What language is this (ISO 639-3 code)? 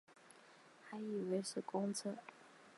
zho